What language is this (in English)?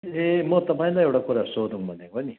Nepali